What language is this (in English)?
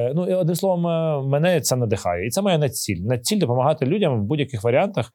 Ukrainian